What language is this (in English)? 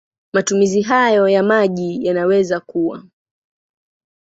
Swahili